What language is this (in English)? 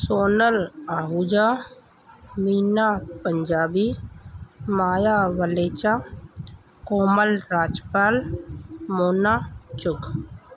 Sindhi